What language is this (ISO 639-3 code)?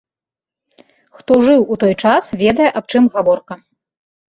bel